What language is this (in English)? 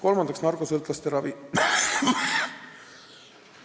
Estonian